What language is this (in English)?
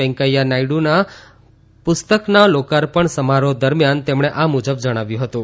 Gujarati